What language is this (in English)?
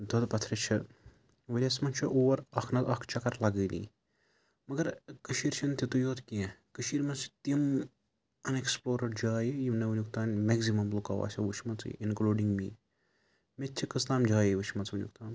Kashmiri